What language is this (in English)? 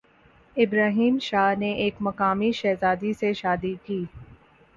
Urdu